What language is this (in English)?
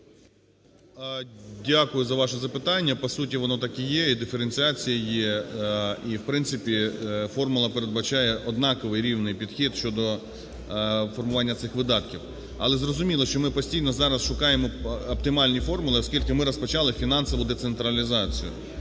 Ukrainian